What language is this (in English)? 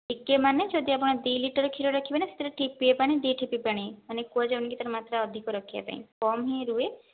Odia